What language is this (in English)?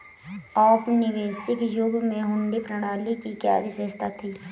Hindi